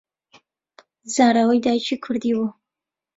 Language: Central Kurdish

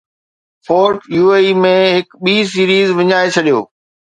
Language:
Sindhi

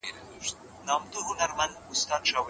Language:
Pashto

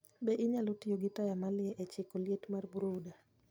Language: Luo (Kenya and Tanzania)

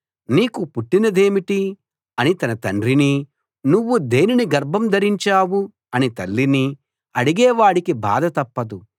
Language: Telugu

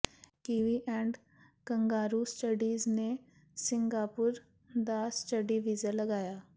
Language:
Punjabi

